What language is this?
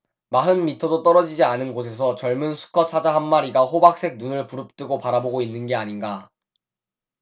Korean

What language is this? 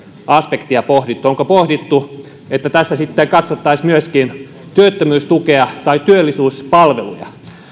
Finnish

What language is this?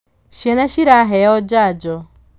Kikuyu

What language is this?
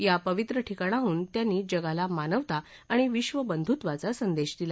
Marathi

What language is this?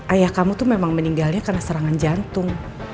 Indonesian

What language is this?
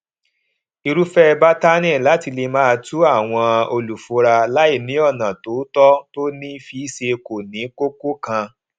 Yoruba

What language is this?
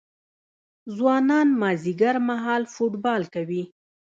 Pashto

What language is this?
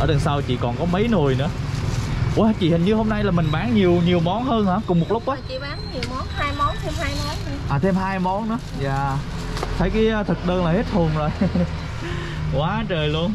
Vietnamese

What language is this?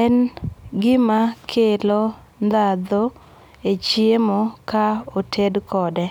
Luo (Kenya and Tanzania)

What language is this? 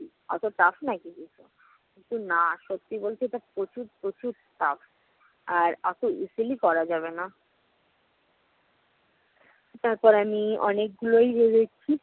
Bangla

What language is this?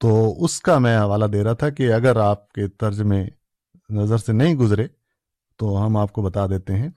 Urdu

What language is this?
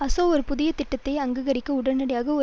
Tamil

